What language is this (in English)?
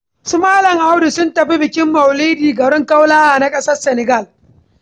Hausa